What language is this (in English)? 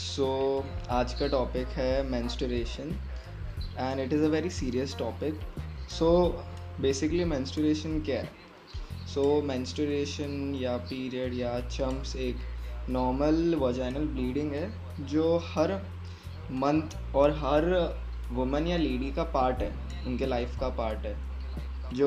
Hindi